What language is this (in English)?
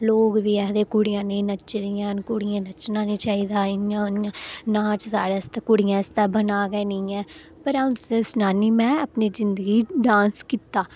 Dogri